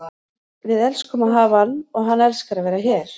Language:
Icelandic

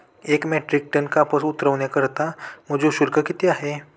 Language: Marathi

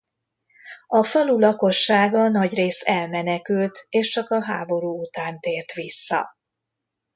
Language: Hungarian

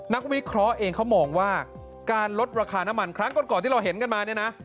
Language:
Thai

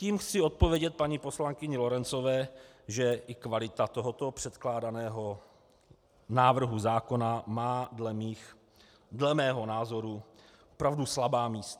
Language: Czech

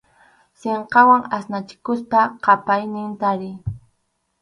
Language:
Arequipa-La Unión Quechua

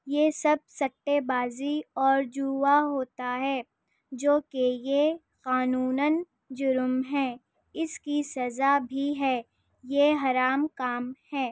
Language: Urdu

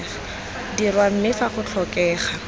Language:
Tswana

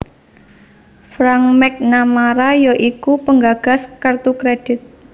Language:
Javanese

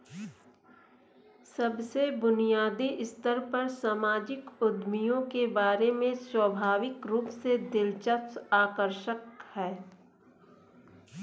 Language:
Hindi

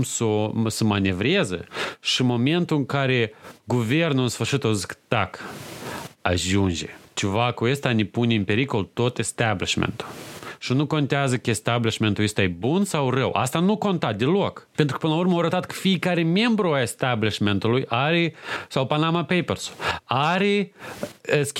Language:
Romanian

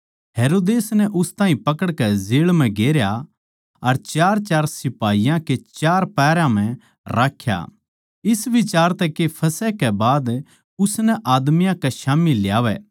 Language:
Haryanvi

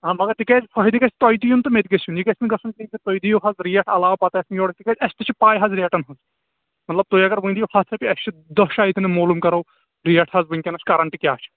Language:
Kashmiri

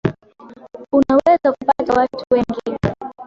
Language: Swahili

